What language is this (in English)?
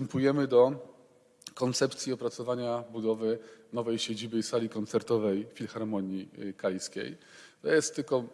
Polish